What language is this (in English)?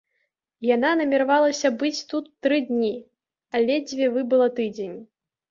Belarusian